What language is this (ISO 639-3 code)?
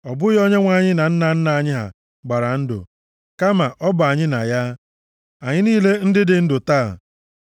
ibo